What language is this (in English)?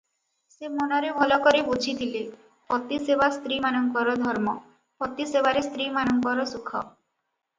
Odia